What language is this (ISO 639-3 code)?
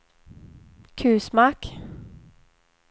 swe